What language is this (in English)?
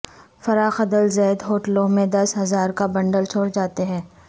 Urdu